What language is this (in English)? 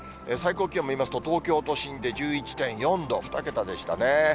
Japanese